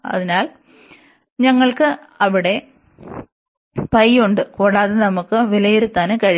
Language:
Malayalam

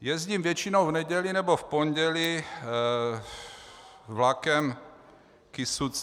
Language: Czech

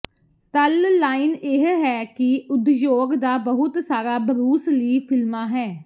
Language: Punjabi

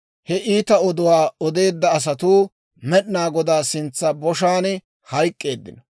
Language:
Dawro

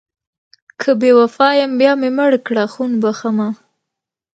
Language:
Pashto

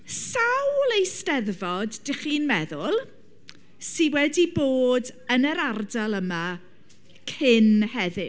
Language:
Welsh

